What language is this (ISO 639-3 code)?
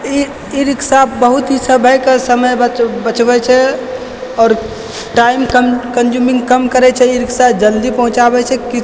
mai